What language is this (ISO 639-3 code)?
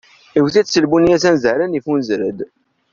kab